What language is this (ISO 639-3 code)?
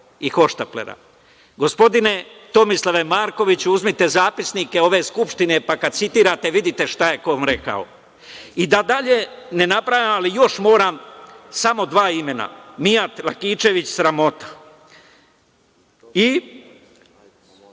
srp